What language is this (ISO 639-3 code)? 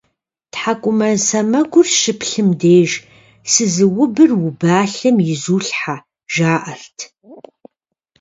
kbd